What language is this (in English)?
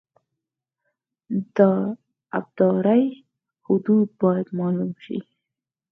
Pashto